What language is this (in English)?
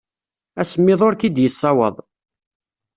Kabyle